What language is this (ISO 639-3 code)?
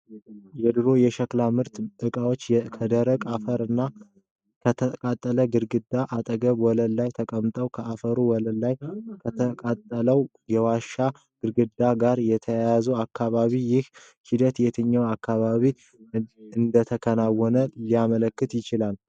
amh